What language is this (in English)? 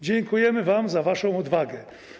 Polish